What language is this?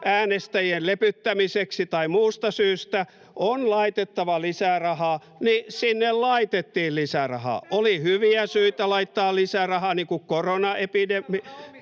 Finnish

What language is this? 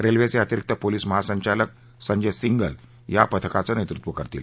Marathi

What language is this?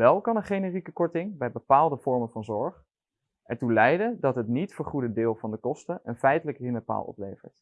Dutch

